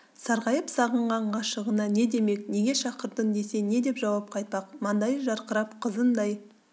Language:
Kazakh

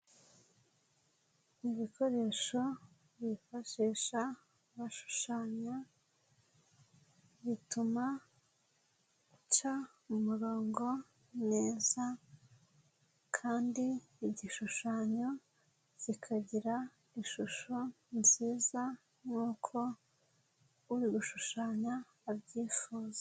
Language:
Kinyarwanda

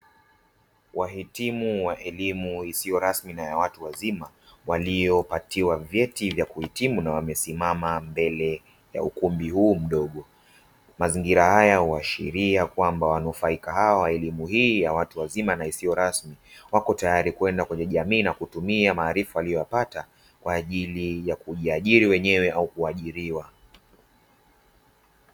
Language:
Swahili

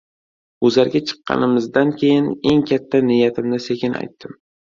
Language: Uzbek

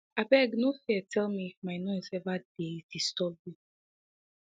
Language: Nigerian Pidgin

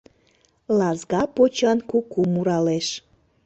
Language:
Mari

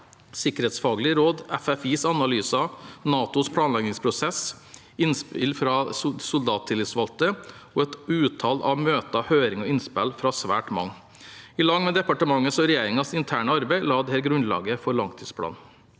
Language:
Norwegian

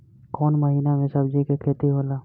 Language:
Bhojpuri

